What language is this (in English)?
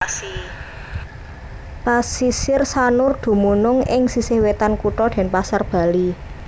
Javanese